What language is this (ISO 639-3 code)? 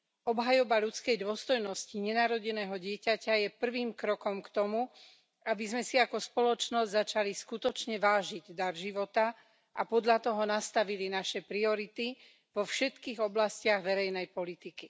slk